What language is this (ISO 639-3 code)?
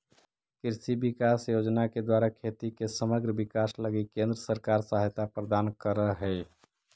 mag